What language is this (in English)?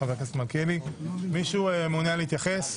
Hebrew